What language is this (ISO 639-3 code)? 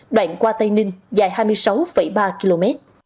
vie